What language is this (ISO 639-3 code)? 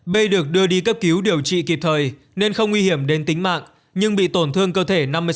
vie